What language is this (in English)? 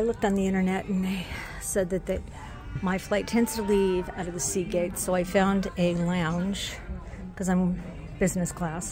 English